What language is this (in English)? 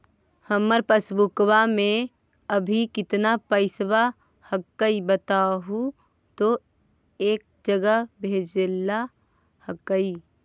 Magahi